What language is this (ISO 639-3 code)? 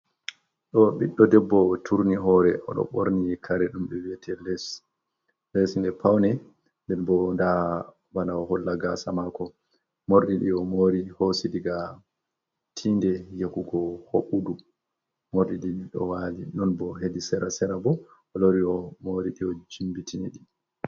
ful